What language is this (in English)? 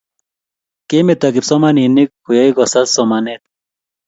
Kalenjin